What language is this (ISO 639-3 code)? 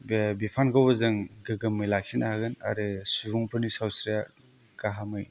brx